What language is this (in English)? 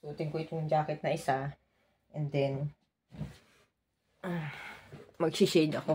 Filipino